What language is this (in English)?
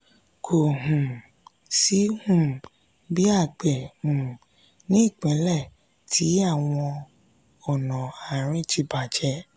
Yoruba